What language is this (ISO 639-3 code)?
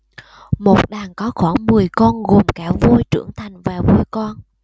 vie